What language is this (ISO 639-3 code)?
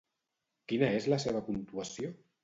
cat